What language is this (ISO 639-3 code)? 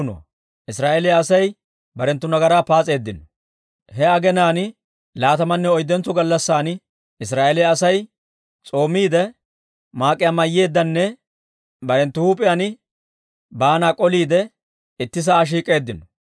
dwr